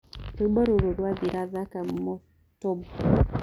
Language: Kikuyu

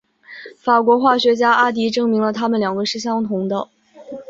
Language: Chinese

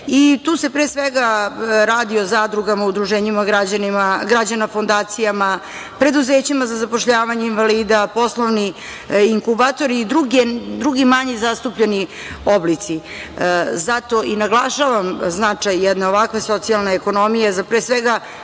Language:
Serbian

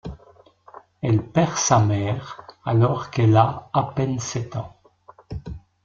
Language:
French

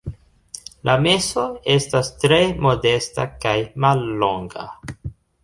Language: Esperanto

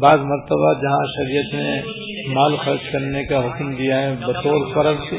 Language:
Urdu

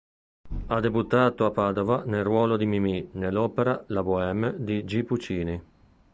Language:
Italian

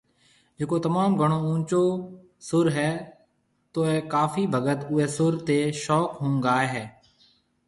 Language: Marwari (Pakistan)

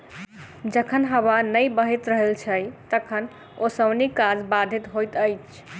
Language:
Maithili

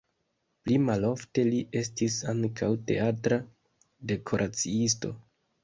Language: Esperanto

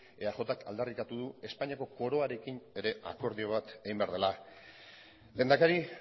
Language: Basque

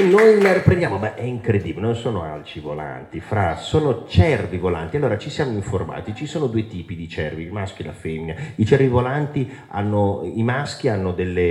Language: Italian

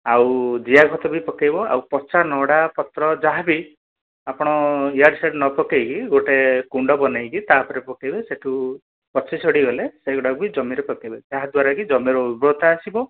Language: Odia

